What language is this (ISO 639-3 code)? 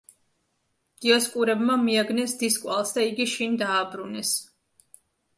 kat